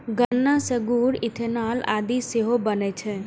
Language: Maithili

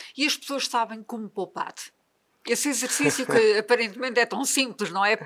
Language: Portuguese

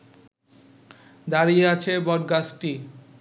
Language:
Bangla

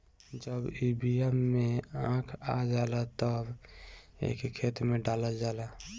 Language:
Bhojpuri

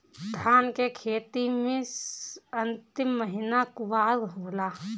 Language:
Bhojpuri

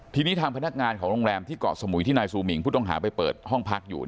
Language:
Thai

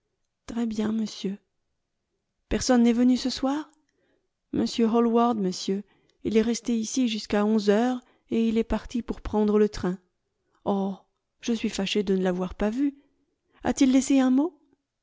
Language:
French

